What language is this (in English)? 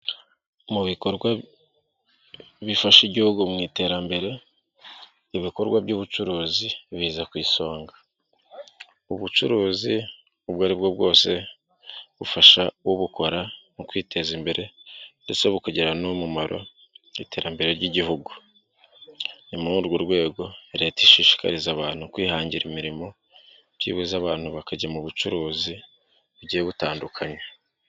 Kinyarwanda